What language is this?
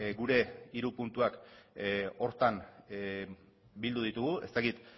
Basque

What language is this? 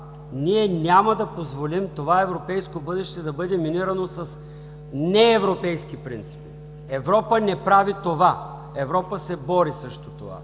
Bulgarian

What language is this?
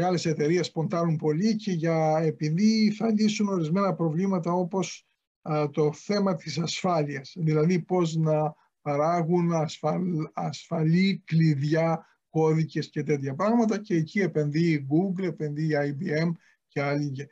Greek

